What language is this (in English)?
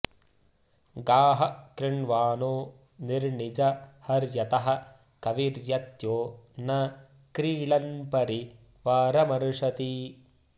Sanskrit